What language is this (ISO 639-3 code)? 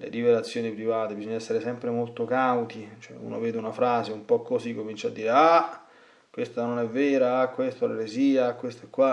ita